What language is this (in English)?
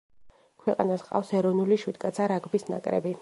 Georgian